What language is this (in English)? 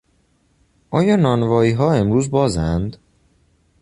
Persian